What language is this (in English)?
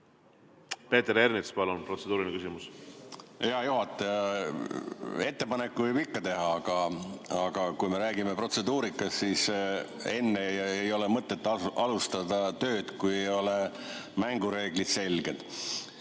Estonian